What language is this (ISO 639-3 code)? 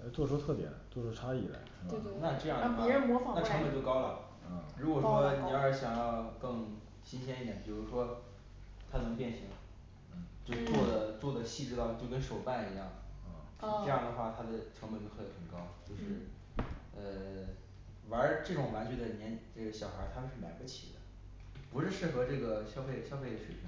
zho